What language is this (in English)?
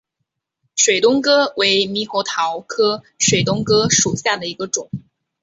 Chinese